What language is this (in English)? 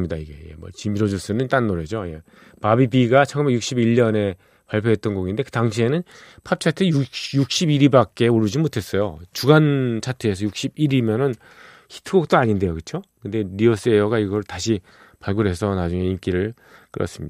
Korean